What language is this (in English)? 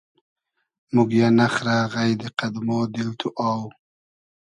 Hazaragi